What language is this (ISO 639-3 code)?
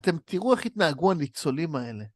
heb